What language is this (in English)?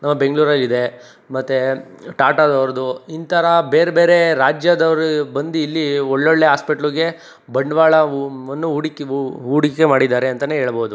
Kannada